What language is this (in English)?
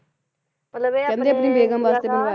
Punjabi